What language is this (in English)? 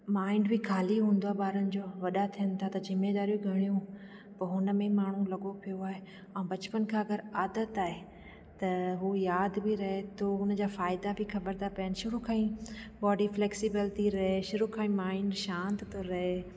Sindhi